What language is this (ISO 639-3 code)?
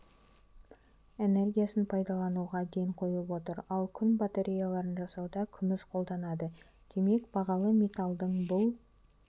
kaz